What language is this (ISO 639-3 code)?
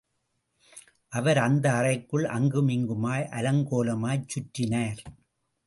tam